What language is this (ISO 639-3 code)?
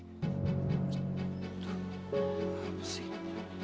ind